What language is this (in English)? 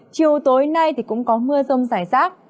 Vietnamese